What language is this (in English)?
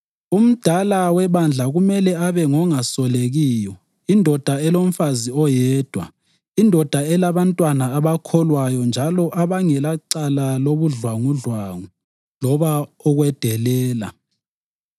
North Ndebele